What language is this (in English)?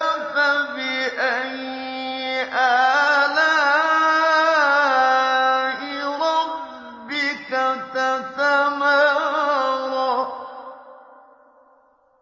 Arabic